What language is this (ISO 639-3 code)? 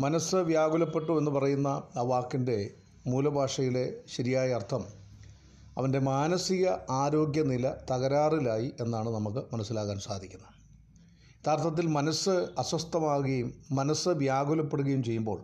mal